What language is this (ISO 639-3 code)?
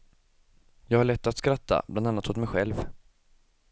swe